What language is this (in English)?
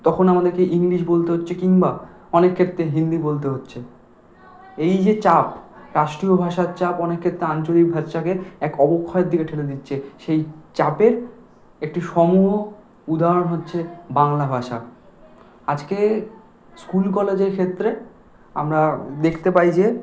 Bangla